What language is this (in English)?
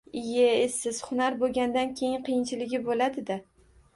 Uzbek